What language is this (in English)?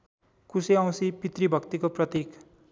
Nepali